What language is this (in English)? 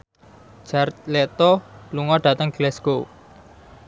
Javanese